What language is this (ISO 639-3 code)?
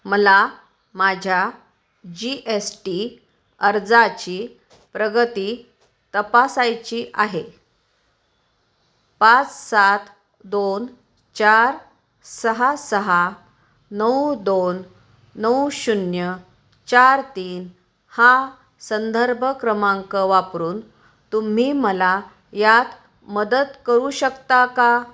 mar